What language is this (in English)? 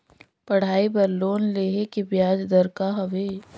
Chhattisgarhi